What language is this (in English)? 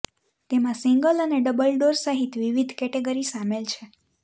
Gujarati